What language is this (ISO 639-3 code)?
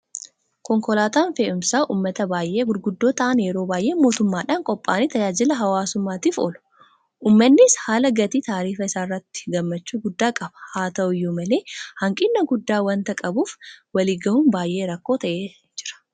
orm